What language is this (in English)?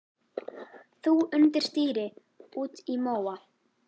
Icelandic